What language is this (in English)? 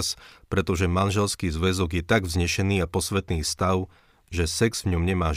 Slovak